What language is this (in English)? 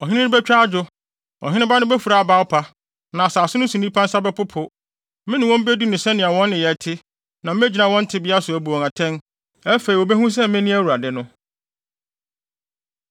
Akan